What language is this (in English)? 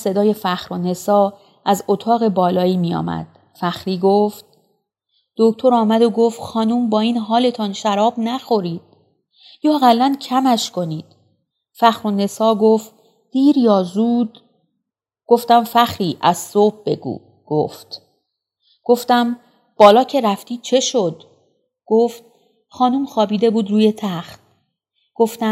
Persian